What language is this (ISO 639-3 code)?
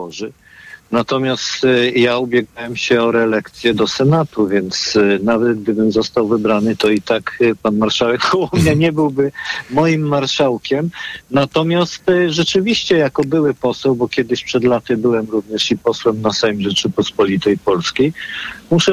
pol